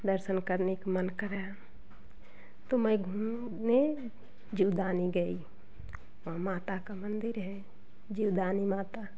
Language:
Hindi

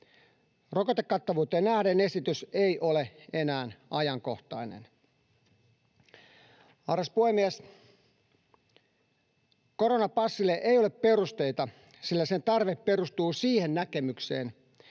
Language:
Finnish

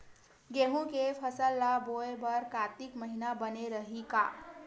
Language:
Chhattisgarhi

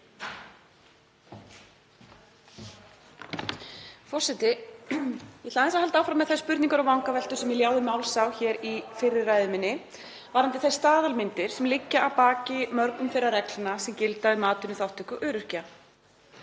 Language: Icelandic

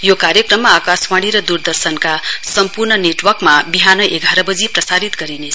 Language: Nepali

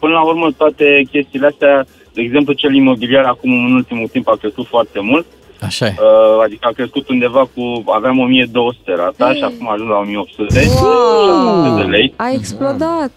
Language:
Romanian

